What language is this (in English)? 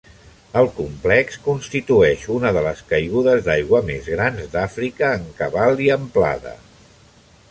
Catalan